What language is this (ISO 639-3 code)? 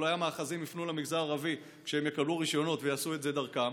heb